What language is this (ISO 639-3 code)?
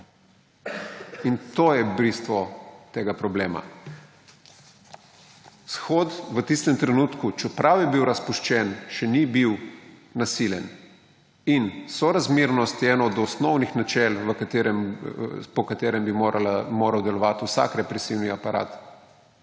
slv